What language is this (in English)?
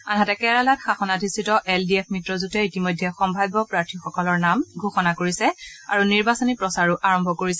Assamese